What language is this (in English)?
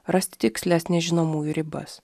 Lithuanian